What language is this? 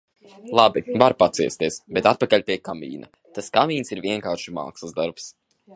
Latvian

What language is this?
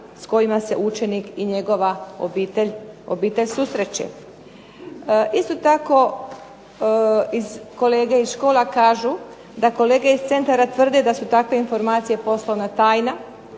Croatian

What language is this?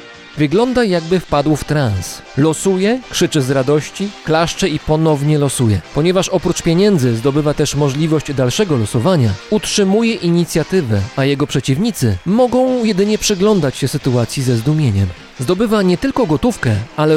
Polish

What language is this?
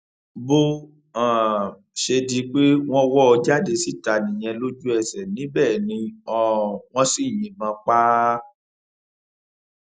Yoruba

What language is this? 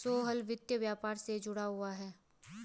Hindi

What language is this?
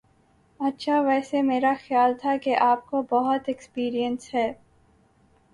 Urdu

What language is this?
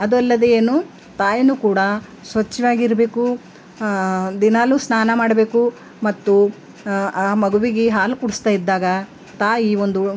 Kannada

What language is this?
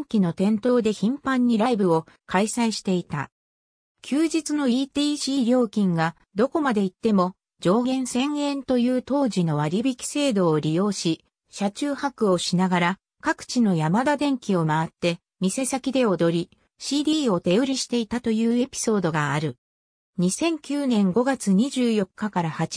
Japanese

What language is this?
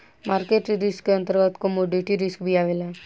Bhojpuri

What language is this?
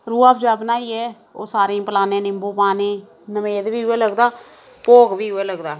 Dogri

